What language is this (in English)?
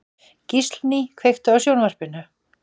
Icelandic